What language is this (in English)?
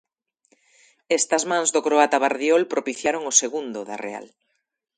Galician